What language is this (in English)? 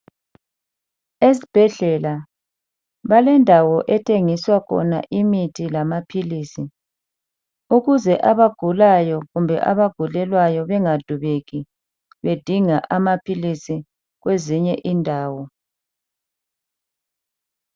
North Ndebele